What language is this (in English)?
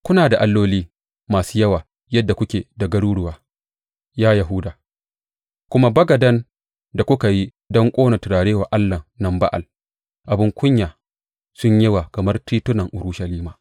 Hausa